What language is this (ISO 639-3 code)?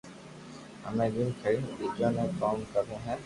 lrk